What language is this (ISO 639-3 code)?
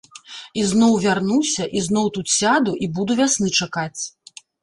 bel